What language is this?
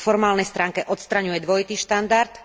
Slovak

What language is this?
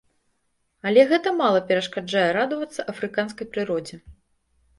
Belarusian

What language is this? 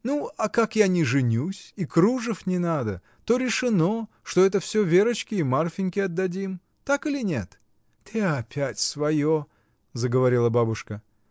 Russian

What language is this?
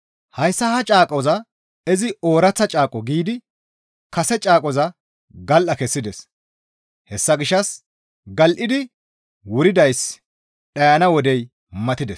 Gamo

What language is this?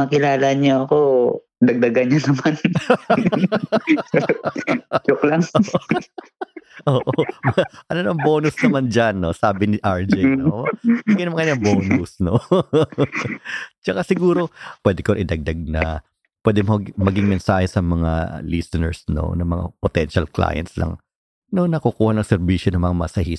Filipino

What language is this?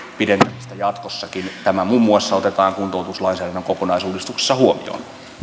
Finnish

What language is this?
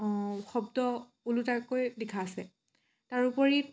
Assamese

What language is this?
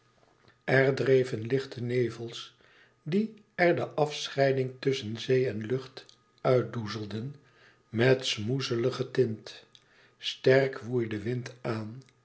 Dutch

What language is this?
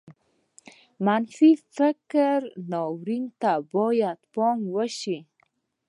Pashto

